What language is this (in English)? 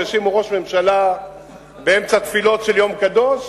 Hebrew